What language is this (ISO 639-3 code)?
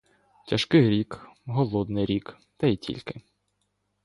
ukr